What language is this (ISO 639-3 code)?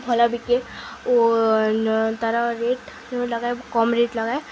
ori